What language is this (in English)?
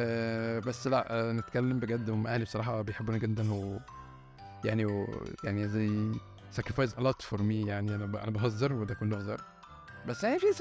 Arabic